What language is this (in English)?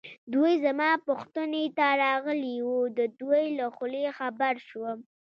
Pashto